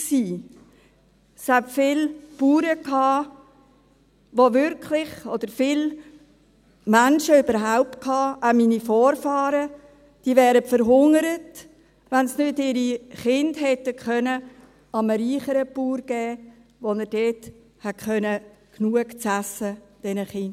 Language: Swiss German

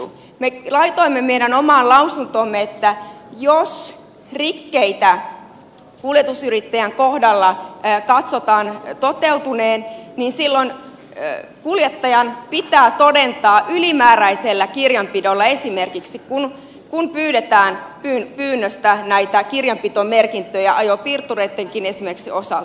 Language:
Finnish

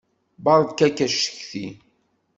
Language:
Kabyle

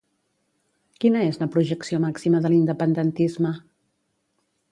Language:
Catalan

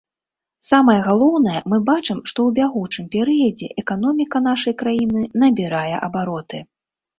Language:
Belarusian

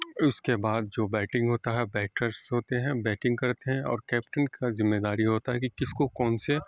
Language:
Urdu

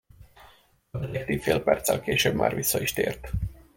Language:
Hungarian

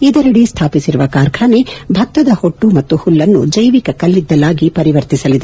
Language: Kannada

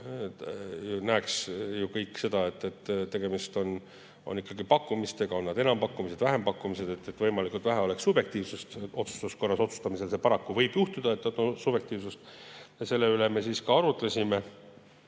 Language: Estonian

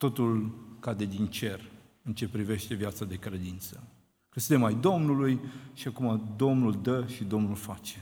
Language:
Romanian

